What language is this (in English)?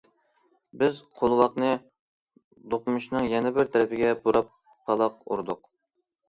Uyghur